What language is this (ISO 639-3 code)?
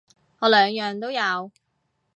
yue